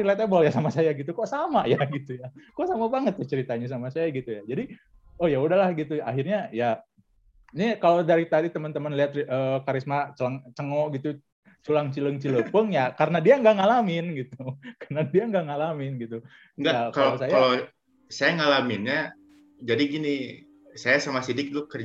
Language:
Indonesian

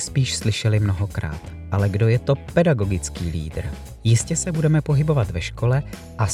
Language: Czech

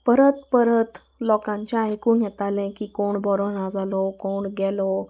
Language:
Konkani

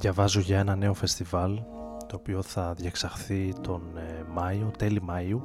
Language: Greek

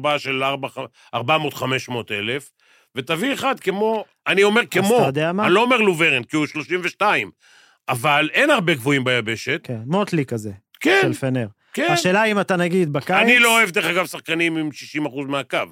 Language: Hebrew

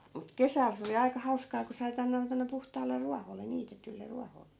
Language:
Finnish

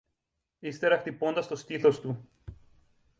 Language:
Greek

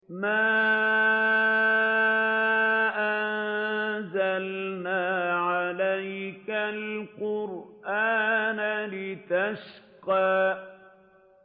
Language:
Arabic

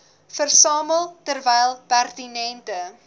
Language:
Afrikaans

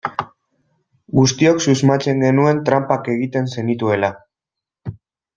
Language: Basque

